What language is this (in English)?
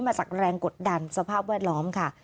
Thai